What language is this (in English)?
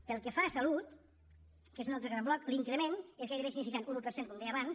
Catalan